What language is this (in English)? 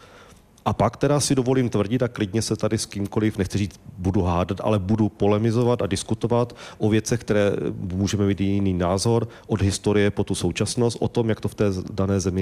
Czech